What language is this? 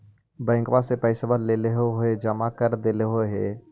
Magahi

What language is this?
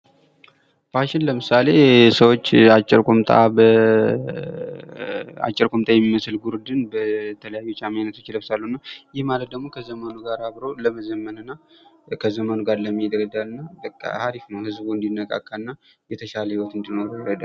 Amharic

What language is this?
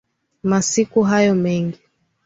Swahili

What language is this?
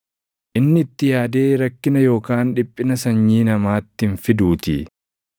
Oromo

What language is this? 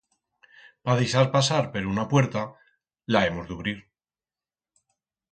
Aragonese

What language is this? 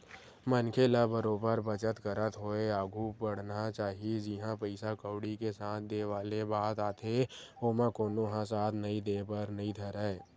Chhattisgarhi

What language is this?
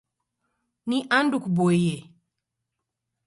Taita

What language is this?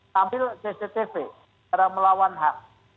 Indonesian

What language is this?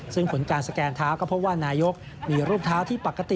Thai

